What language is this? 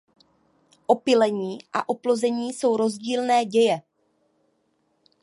Czech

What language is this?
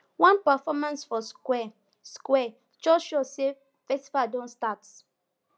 Nigerian Pidgin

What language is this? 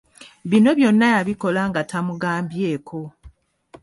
Ganda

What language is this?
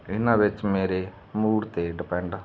Punjabi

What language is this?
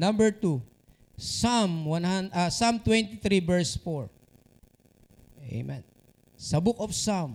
Filipino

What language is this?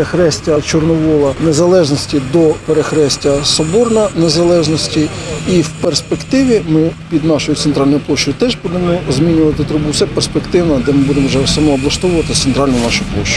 Ukrainian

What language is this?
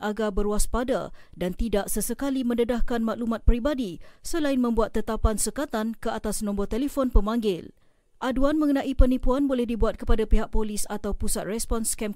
Malay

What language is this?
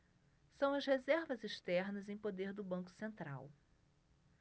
Portuguese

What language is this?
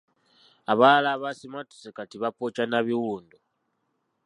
Ganda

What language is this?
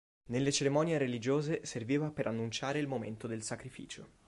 Italian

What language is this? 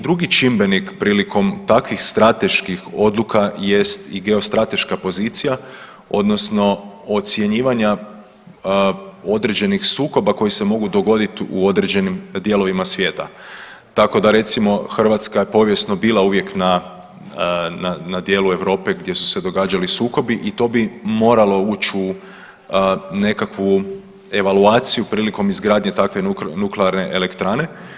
Croatian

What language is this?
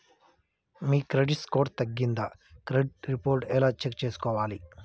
Telugu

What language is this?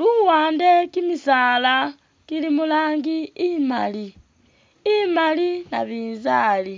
Masaaba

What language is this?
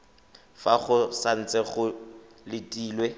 Tswana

